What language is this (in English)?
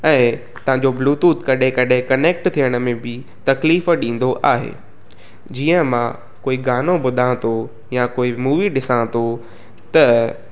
Sindhi